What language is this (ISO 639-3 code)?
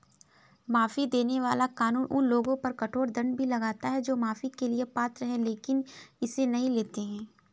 hin